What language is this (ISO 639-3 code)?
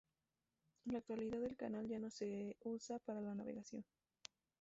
spa